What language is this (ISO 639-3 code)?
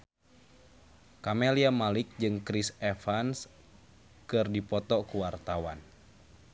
sun